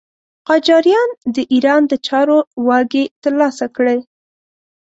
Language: Pashto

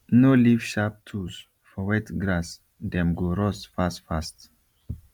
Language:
Nigerian Pidgin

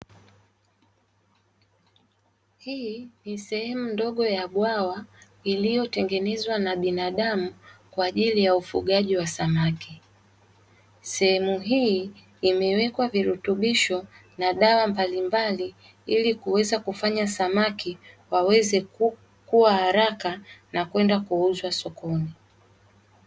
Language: Swahili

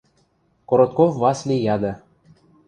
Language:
Western Mari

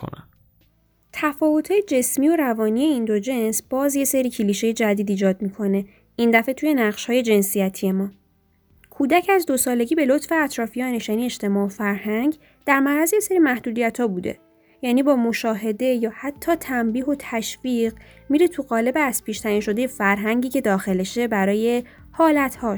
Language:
Persian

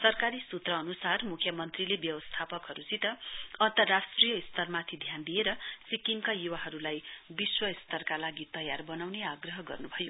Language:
Nepali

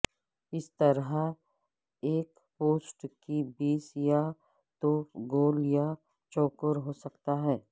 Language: Urdu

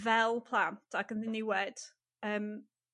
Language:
Welsh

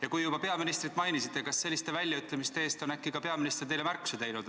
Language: Estonian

